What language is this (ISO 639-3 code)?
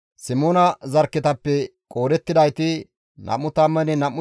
gmv